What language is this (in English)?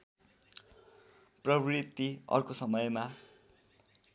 Nepali